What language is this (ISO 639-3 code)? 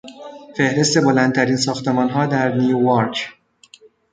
fas